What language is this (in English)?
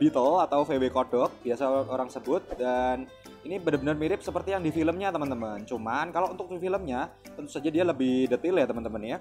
Indonesian